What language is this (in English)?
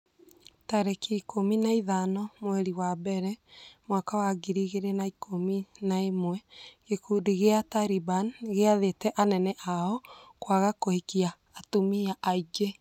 Kikuyu